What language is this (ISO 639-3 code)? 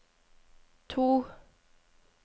nor